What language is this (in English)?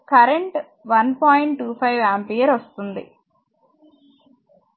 Telugu